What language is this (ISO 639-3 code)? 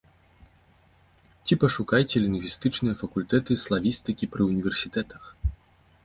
bel